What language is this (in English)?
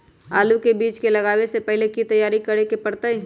Magahi